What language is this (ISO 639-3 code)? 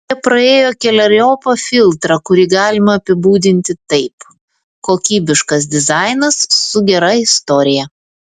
lit